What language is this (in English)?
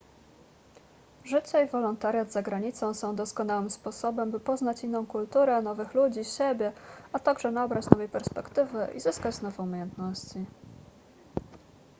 Polish